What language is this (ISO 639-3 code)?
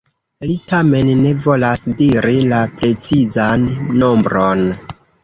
epo